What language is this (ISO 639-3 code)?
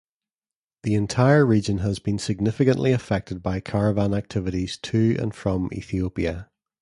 eng